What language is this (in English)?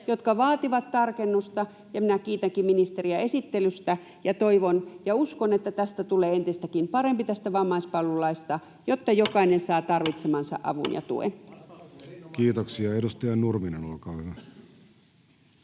Finnish